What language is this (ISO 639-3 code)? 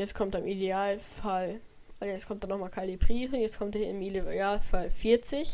deu